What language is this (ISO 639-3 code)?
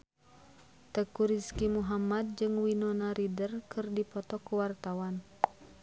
sun